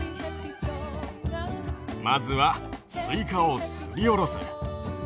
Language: Japanese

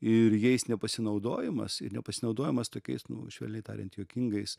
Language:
Lithuanian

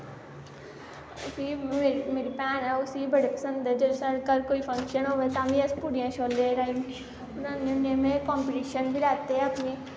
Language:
Dogri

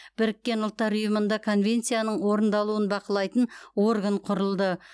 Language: Kazakh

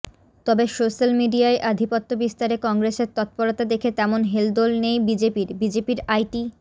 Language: Bangla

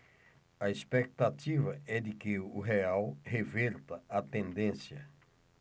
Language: Portuguese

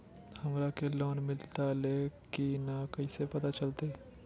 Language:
Magahi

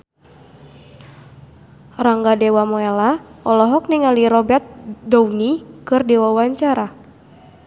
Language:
Sundanese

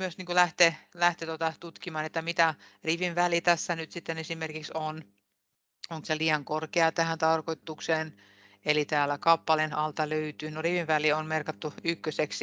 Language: Finnish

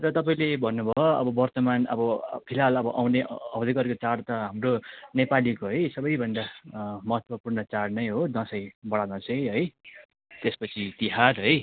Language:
Nepali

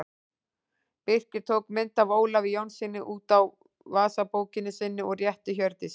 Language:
Icelandic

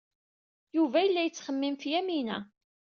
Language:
Kabyle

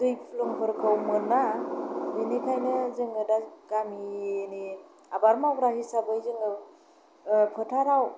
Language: Bodo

